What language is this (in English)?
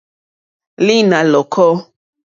Mokpwe